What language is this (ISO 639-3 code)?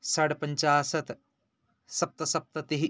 san